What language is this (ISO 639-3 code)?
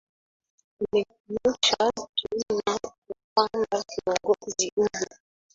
swa